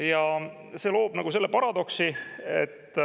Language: Estonian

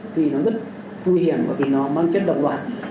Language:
Vietnamese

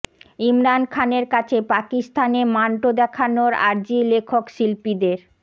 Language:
Bangla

